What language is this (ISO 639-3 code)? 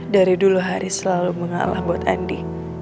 ind